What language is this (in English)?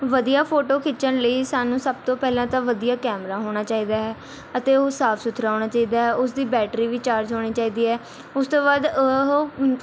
Punjabi